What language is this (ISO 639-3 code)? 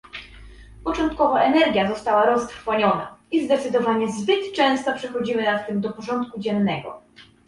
pol